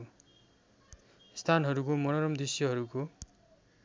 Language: Nepali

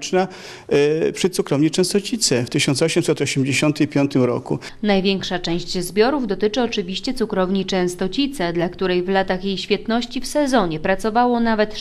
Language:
Polish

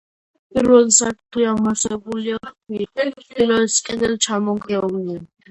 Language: Georgian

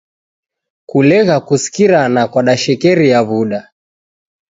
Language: Taita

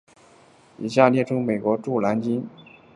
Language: Chinese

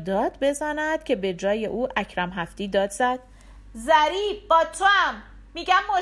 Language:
Persian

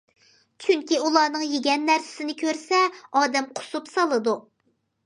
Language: Uyghur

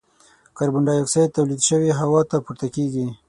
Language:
Pashto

